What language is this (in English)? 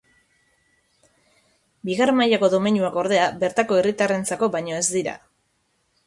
Basque